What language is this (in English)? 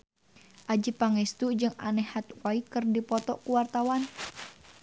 Sundanese